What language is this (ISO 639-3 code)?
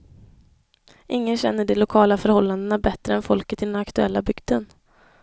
swe